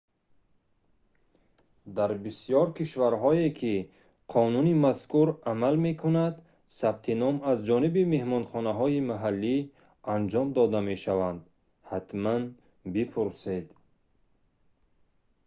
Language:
Tajik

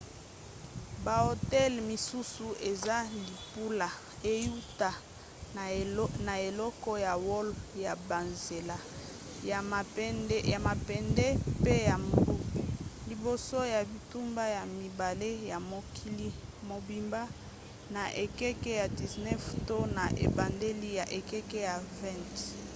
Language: Lingala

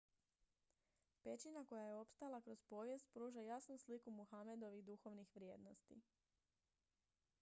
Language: Croatian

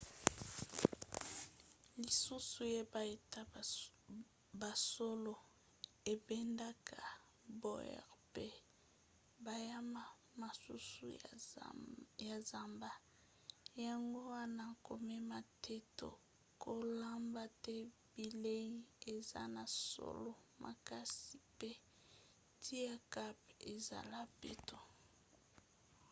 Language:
Lingala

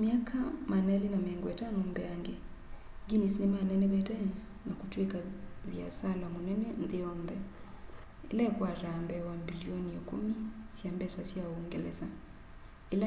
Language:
Kamba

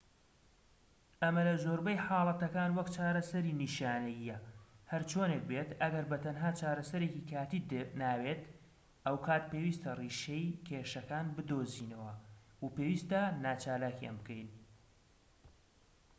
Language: Central Kurdish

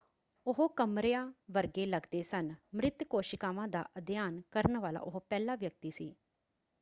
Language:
Punjabi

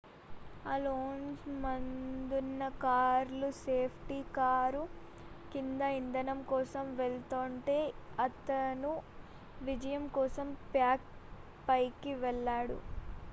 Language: Telugu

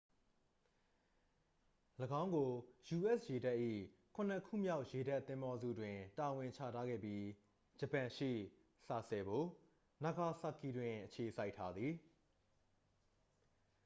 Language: Burmese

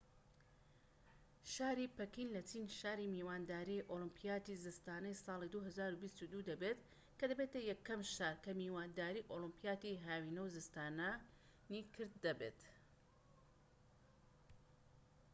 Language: Central Kurdish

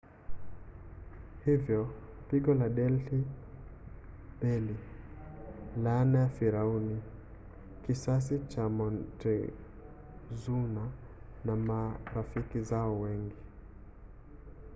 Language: Swahili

